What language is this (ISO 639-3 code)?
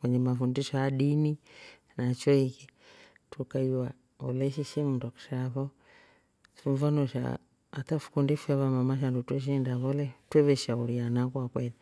rof